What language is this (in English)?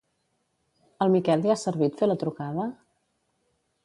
Catalan